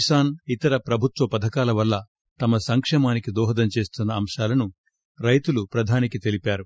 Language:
Telugu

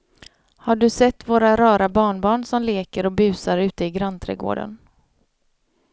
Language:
Swedish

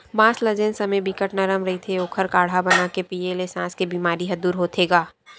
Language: Chhattisgarhi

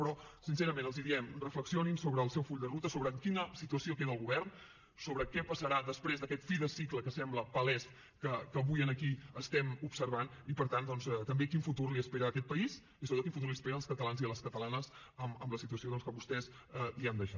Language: Catalan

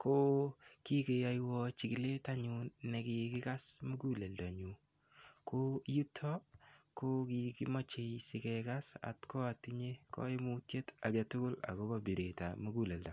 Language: Kalenjin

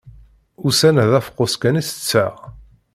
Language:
Kabyle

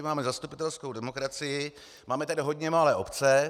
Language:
Czech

